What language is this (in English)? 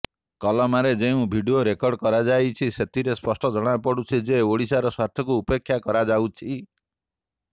Odia